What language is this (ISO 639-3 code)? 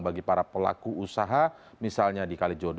ind